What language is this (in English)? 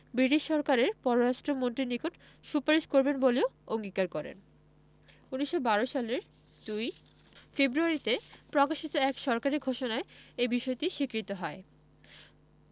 Bangla